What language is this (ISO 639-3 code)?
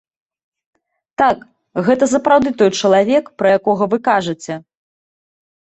bel